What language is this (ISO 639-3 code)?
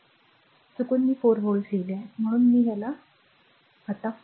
mar